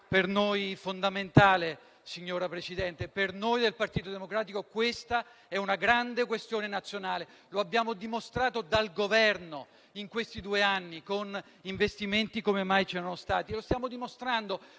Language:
Italian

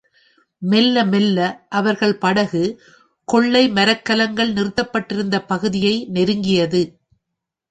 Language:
Tamil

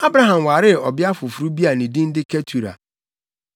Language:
Akan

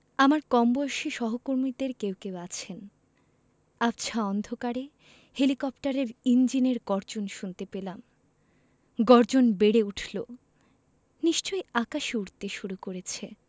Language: Bangla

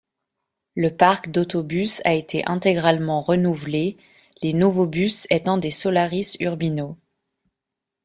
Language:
French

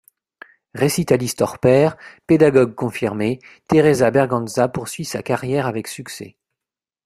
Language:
French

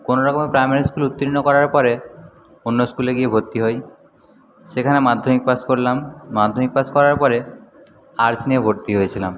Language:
Bangla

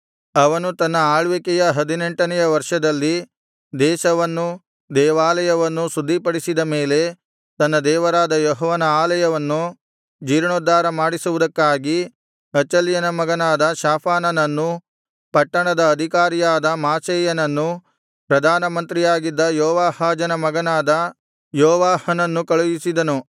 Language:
Kannada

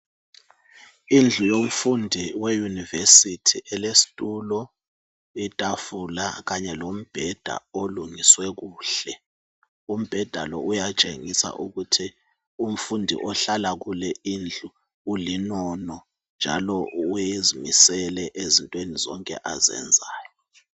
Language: North Ndebele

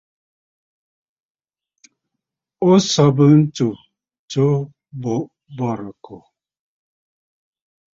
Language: Bafut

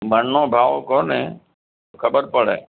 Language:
Gujarati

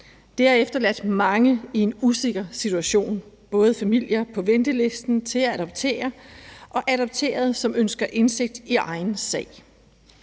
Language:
Danish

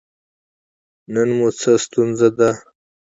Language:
Pashto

